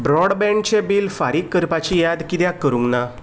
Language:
Konkani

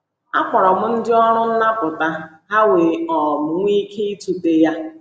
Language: Igbo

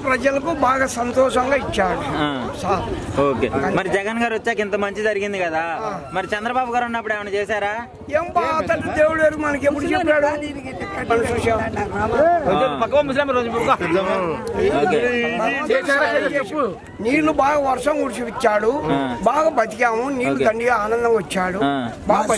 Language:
Arabic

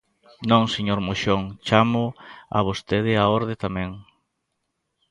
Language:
Galician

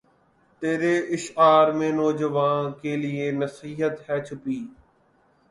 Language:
Urdu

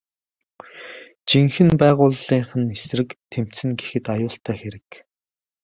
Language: Mongolian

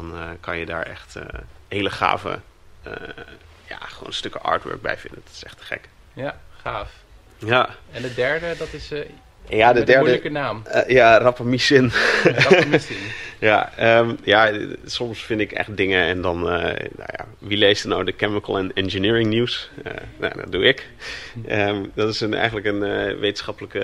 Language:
Dutch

